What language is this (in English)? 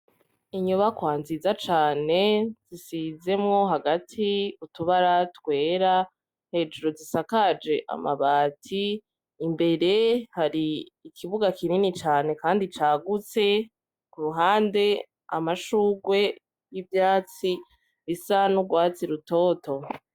Rundi